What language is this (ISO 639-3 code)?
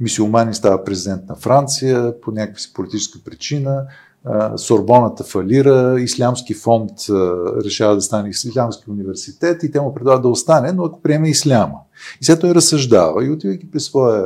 bul